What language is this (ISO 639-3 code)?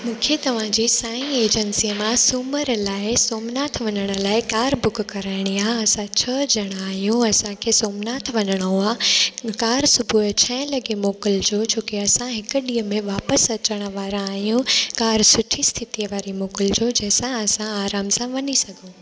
snd